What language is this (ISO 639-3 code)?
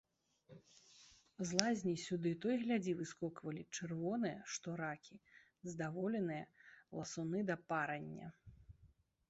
bel